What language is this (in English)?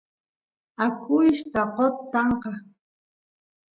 Santiago del Estero Quichua